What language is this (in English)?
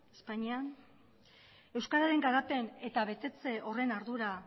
Basque